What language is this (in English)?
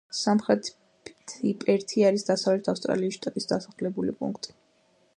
Georgian